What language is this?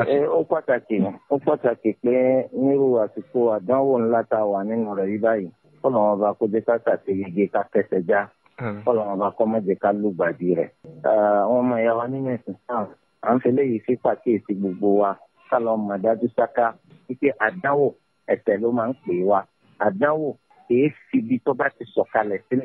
Indonesian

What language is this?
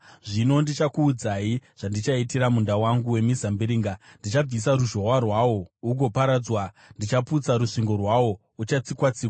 Shona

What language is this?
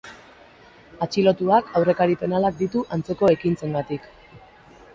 Basque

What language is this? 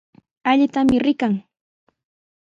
Sihuas Ancash Quechua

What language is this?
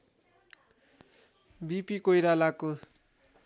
Nepali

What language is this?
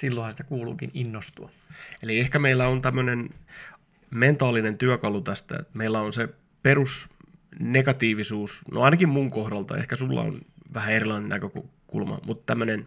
Finnish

